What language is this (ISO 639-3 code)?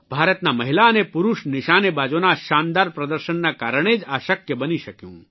guj